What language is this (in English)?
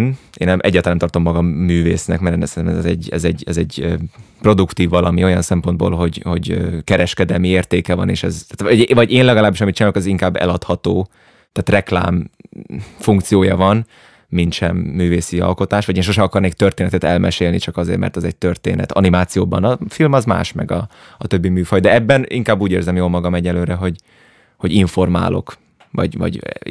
Hungarian